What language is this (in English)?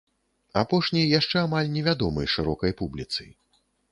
Belarusian